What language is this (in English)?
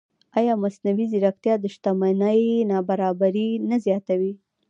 Pashto